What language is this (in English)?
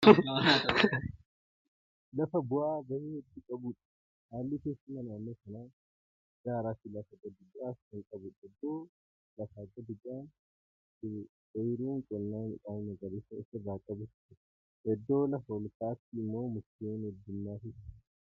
Oromo